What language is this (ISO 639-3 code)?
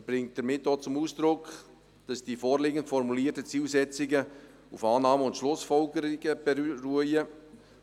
gsw